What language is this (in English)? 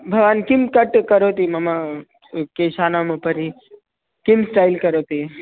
Sanskrit